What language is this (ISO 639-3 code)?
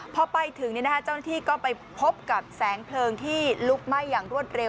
tha